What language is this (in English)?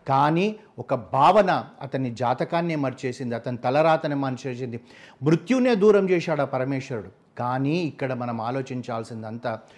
Telugu